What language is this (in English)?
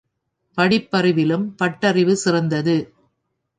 Tamil